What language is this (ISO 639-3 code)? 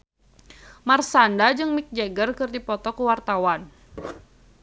sun